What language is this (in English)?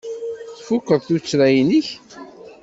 Kabyle